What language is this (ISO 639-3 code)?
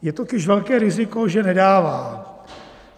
ces